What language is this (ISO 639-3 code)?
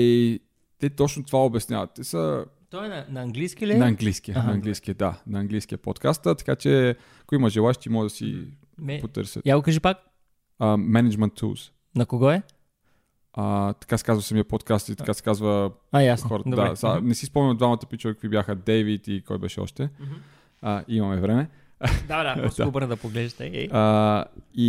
bul